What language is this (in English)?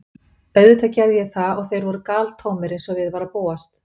Icelandic